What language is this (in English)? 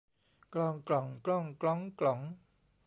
Thai